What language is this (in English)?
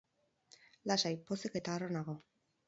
Basque